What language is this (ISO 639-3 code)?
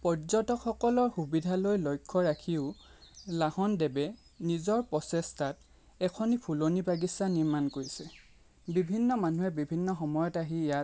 asm